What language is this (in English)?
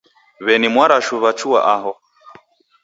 Taita